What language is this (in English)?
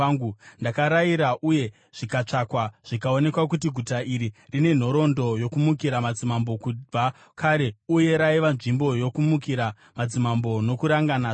Shona